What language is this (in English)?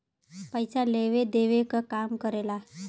Bhojpuri